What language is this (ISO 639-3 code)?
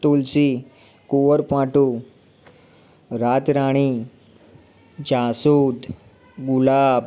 guj